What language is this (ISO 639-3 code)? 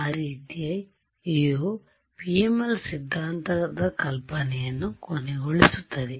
kan